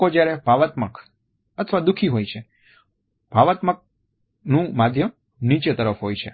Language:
Gujarati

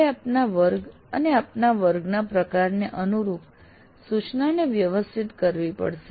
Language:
Gujarati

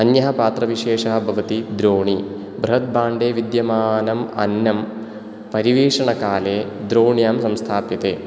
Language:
Sanskrit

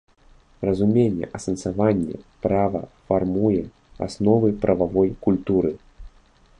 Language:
Belarusian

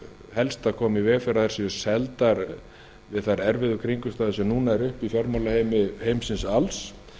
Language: Icelandic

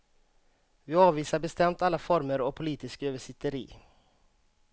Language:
Swedish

